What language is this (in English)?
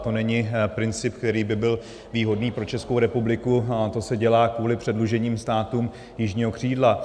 Czech